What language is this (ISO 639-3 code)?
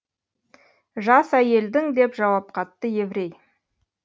kaz